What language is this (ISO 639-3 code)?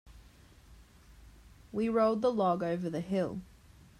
eng